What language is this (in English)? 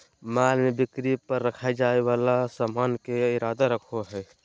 Magahi